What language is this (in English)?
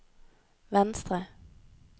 Norwegian